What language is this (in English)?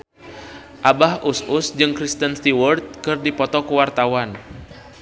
Sundanese